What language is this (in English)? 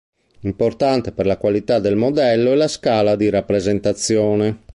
Italian